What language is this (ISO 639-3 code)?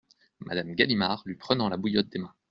fra